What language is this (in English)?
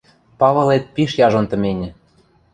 Western Mari